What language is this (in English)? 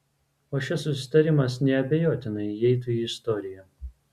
Lithuanian